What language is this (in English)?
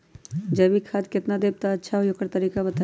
Magahi